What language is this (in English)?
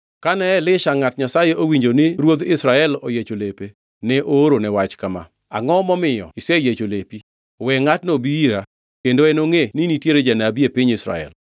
Luo (Kenya and Tanzania)